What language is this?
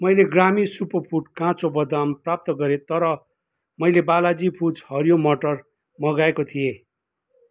Nepali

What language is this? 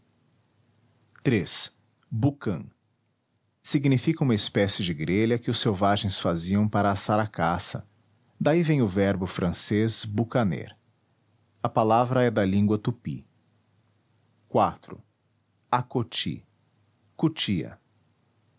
Portuguese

